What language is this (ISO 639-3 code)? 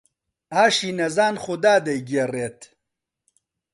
ckb